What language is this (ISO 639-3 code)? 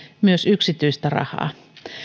fin